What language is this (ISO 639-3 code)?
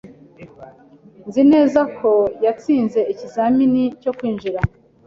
kin